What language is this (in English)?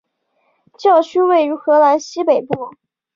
Chinese